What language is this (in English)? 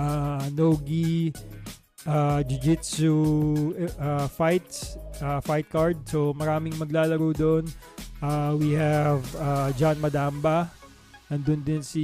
Filipino